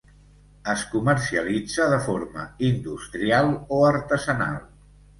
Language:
Catalan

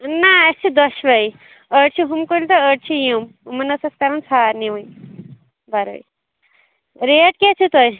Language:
Kashmiri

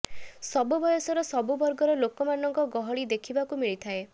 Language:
Odia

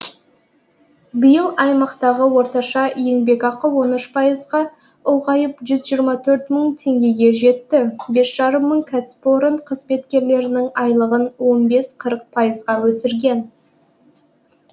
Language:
Kazakh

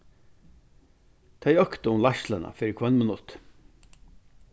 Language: Faroese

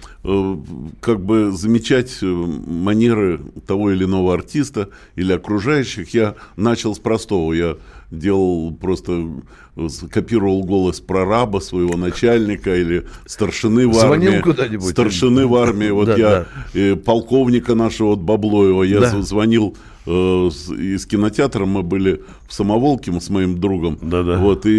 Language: Russian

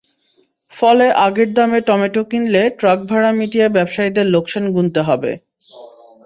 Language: Bangla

